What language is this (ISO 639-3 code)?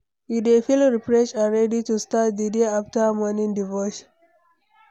pcm